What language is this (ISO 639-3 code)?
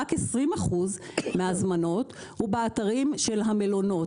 heb